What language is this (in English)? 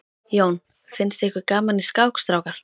Icelandic